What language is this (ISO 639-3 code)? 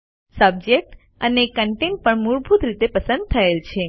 guj